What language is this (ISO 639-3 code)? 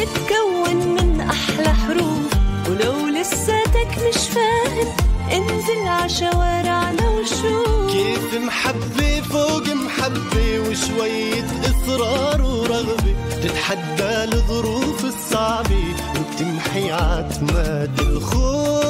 ara